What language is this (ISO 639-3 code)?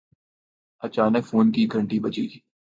urd